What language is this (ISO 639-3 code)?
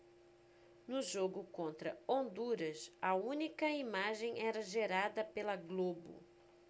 por